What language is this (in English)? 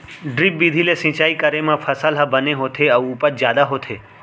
Chhattisgarhi